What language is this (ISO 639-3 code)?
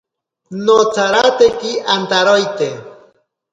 prq